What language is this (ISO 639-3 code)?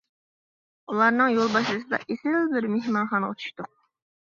uig